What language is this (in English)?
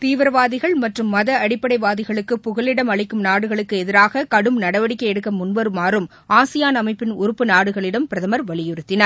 Tamil